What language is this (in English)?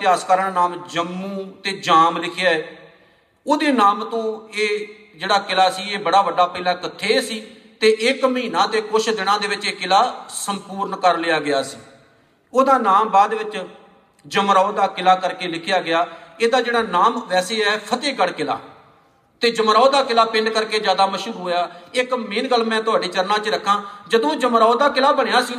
Punjabi